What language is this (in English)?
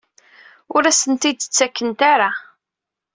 Kabyle